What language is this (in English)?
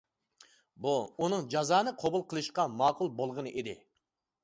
Uyghur